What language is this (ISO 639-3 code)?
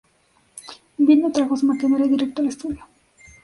spa